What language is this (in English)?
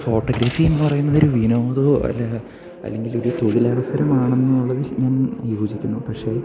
Malayalam